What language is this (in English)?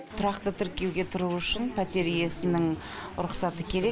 Kazakh